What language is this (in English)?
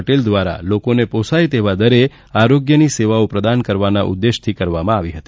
Gujarati